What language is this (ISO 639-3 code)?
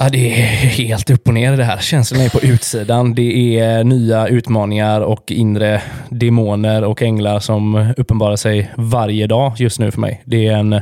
swe